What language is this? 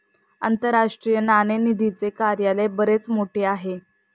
Marathi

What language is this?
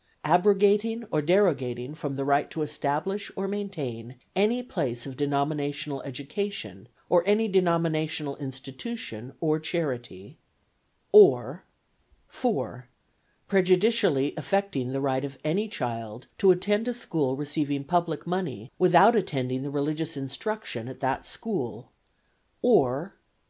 English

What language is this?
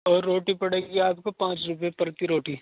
Urdu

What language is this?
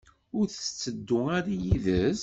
Kabyle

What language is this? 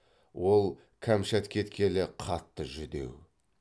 Kazakh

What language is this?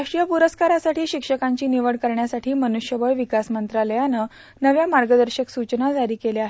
Marathi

